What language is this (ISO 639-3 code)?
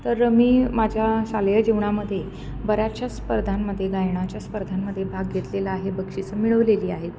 mar